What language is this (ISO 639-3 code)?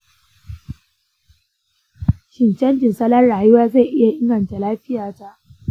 hau